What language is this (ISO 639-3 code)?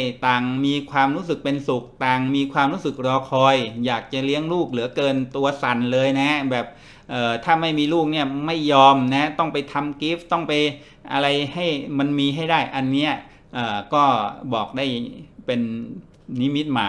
tha